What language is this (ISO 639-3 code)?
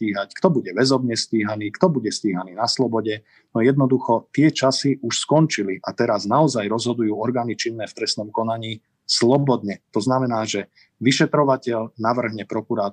slk